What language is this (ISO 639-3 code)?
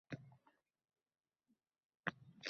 uzb